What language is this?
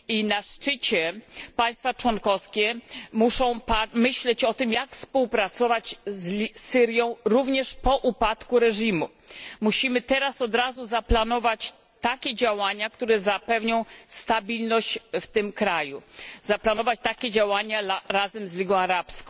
Polish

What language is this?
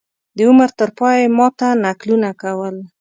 Pashto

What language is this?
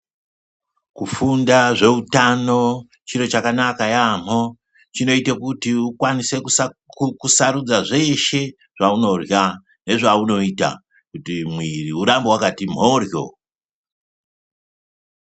Ndau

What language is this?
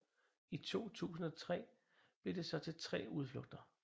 Danish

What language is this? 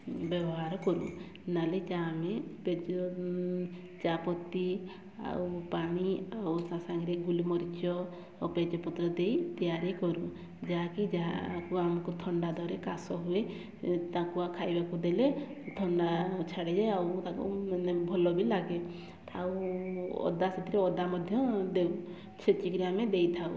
Odia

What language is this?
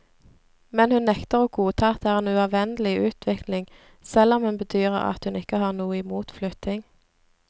Norwegian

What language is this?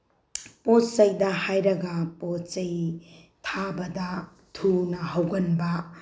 Manipuri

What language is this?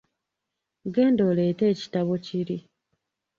Ganda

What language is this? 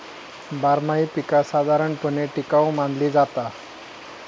Marathi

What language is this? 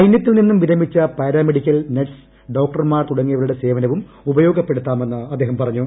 Malayalam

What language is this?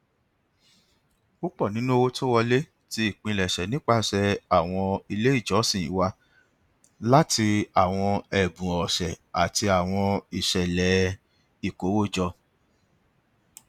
Yoruba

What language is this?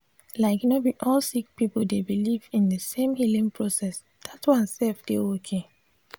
Nigerian Pidgin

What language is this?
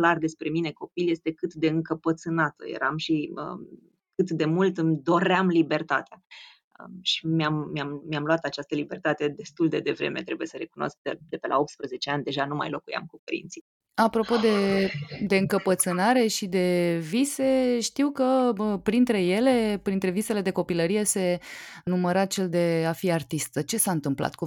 Romanian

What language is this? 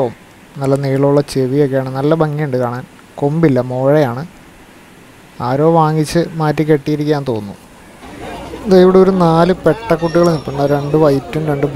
Indonesian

